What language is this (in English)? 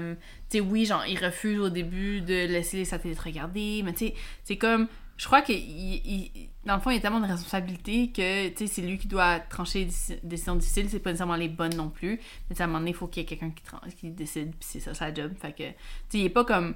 French